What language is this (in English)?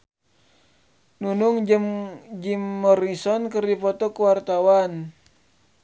Sundanese